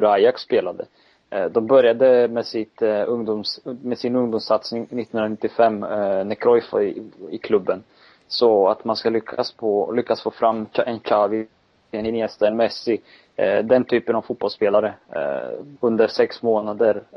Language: Swedish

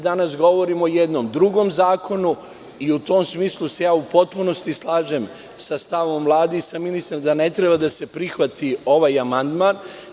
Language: Serbian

